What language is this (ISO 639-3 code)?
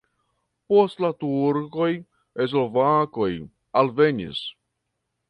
epo